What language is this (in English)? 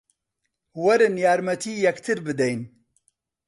Central Kurdish